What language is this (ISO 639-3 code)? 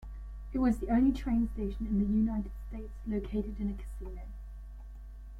eng